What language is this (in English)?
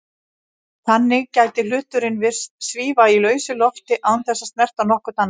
Icelandic